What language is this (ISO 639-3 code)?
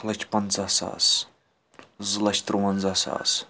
kas